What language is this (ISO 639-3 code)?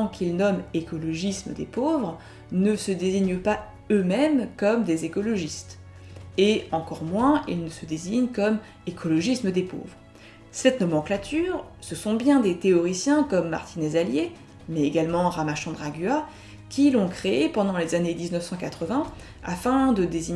fra